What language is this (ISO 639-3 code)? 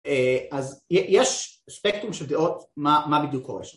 heb